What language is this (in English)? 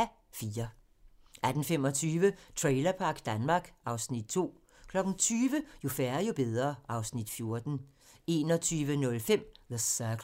Danish